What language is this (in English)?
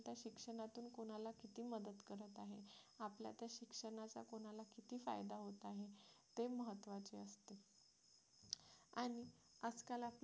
Marathi